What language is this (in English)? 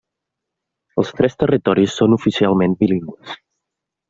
Catalan